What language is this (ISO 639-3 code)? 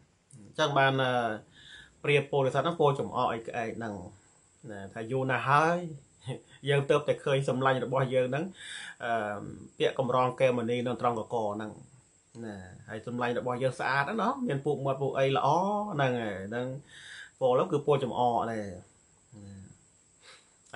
tha